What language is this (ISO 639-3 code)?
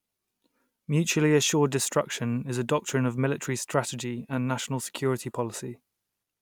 eng